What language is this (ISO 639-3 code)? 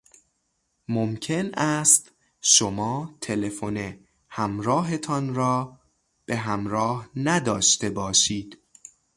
fas